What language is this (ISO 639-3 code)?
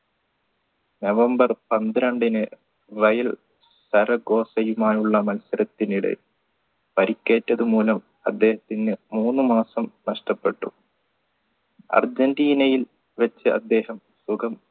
mal